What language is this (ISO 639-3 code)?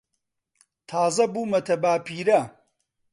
ckb